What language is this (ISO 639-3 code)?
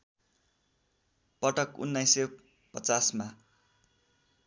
nep